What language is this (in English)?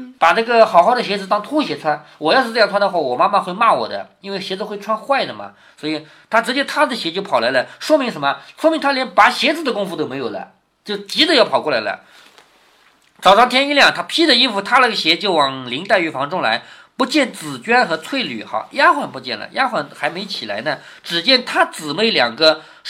Chinese